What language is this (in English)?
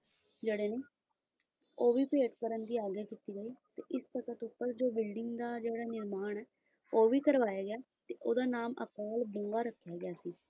Punjabi